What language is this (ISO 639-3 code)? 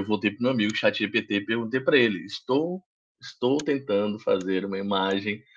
por